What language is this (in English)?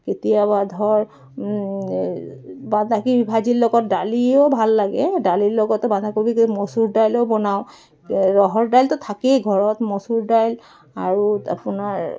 Assamese